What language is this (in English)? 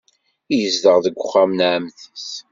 Kabyle